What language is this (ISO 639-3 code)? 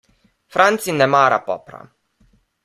slv